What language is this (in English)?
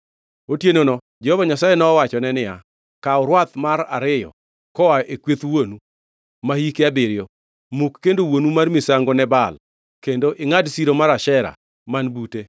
Luo (Kenya and Tanzania)